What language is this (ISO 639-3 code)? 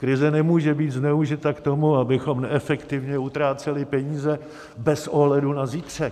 ces